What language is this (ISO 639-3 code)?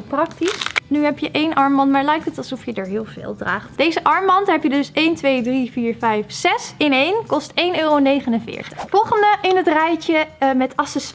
nld